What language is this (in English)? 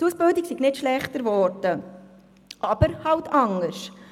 Swiss German